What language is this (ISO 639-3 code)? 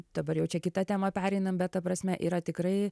lit